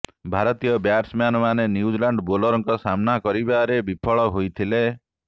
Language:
Odia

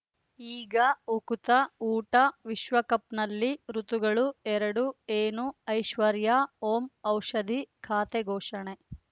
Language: Kannada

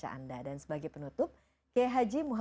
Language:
Indonesian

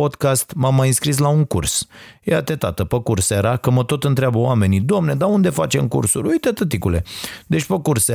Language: Romanian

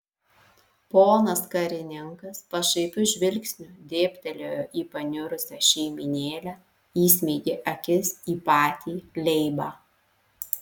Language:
Lithuanian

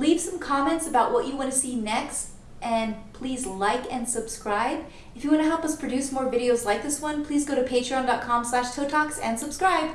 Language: English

